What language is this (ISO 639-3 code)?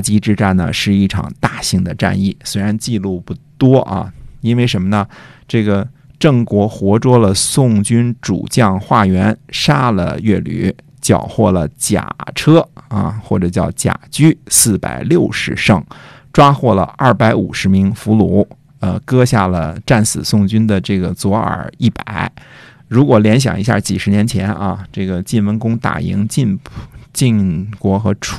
zho